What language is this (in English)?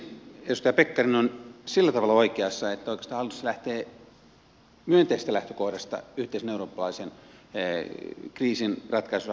Finnish